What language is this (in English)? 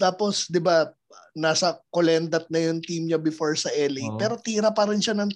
Filipino